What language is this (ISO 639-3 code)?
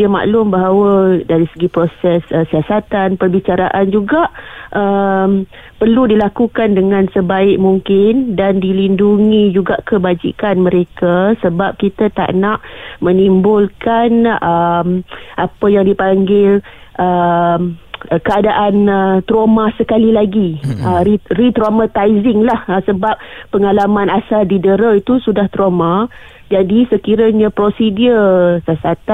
msa